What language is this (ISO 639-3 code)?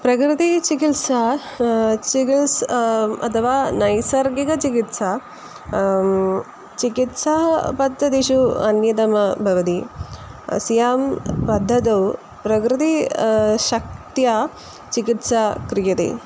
san